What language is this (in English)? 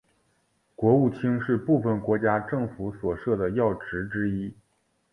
Chinese